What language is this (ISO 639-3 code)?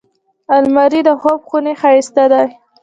pus